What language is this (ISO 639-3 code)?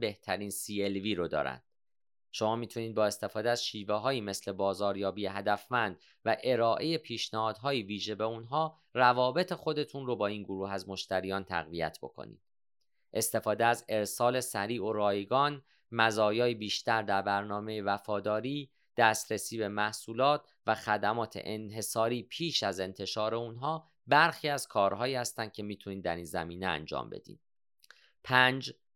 fas